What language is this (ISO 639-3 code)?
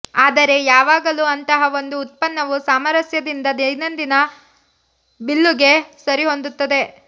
kan